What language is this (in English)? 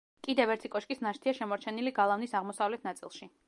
Georgian